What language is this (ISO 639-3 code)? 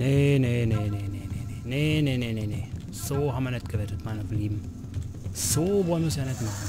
deu